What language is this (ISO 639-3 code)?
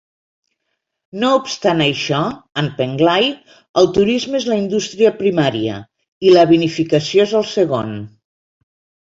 cat